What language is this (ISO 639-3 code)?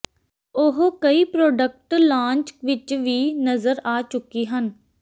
pan